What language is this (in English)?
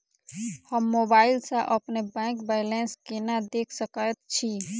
Maithili